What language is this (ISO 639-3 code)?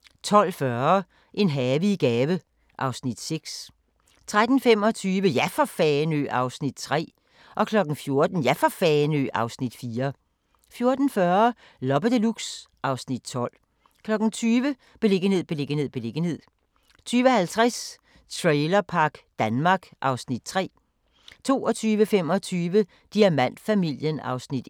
dan